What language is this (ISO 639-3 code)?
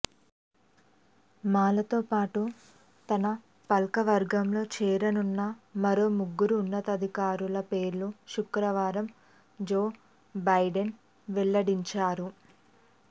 tel